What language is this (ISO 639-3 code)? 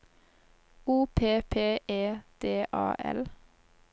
nor